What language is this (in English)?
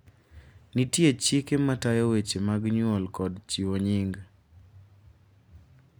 Luo (Kenya and Tanzania)